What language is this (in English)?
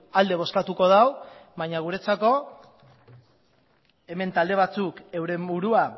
Basque